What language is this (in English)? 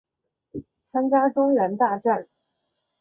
Chinese